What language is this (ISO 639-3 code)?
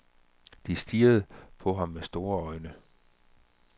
dan